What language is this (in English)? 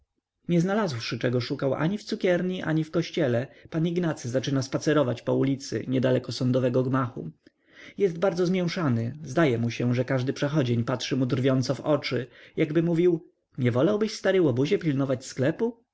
Polish